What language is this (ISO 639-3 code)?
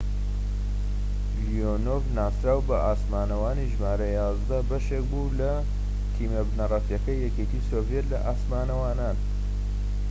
ckb